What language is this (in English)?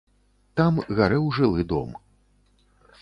Belarusian